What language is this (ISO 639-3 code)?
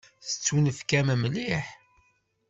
kab